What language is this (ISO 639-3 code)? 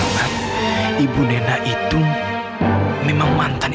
ind